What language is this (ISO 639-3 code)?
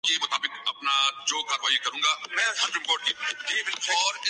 urd